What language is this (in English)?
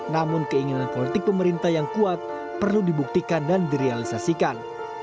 Indonesian